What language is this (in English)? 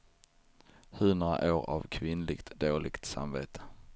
Swedish